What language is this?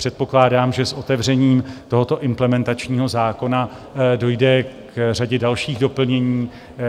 Czech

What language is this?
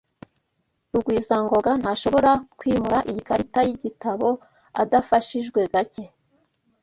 Kinyarwanda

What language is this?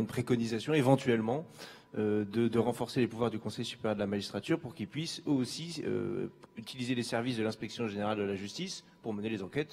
French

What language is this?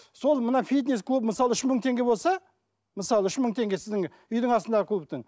Kazakh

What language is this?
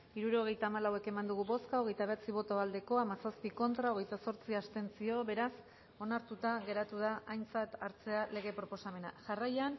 Basque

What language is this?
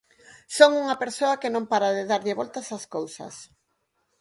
Galician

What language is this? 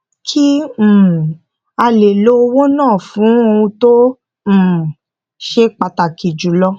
Yoruba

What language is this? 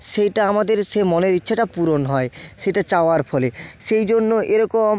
Bangla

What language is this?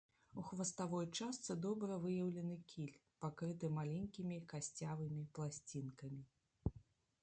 Belarusian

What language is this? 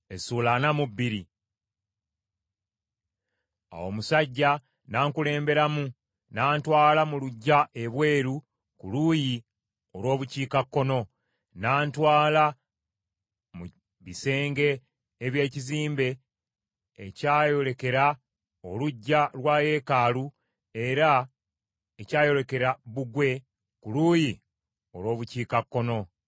Ganda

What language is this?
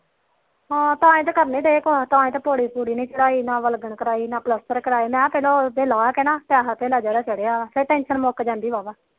Punjabi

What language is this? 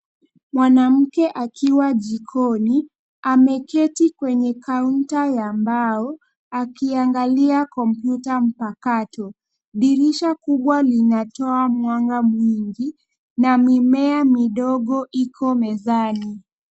Swahili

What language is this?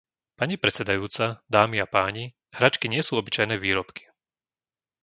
Slovak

